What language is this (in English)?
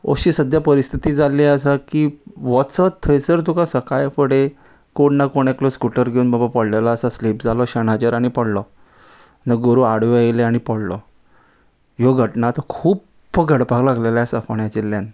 Konkani